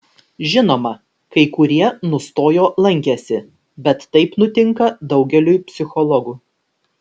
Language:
Lithuanian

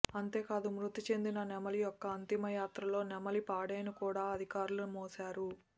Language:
Telugu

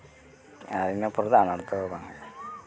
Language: Santali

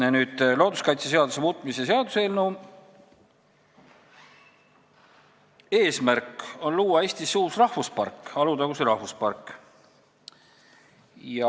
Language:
Estonian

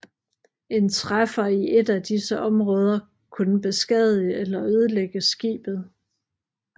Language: Danish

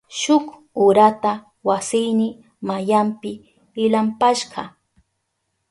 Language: Southern Pastaza Quechua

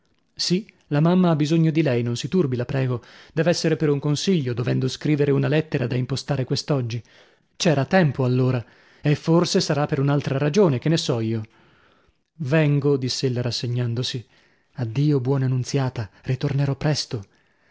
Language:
Italian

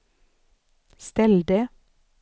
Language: Swedish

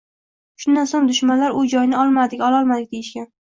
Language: Uzbek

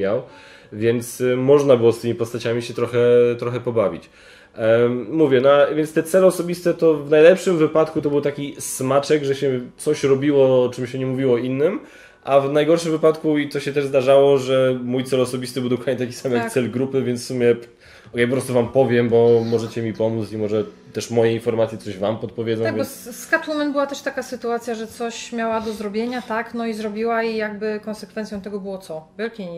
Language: Polish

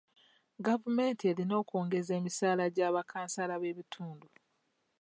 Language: Ganda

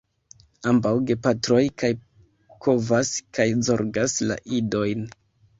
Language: Esperanto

